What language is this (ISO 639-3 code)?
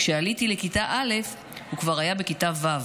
heb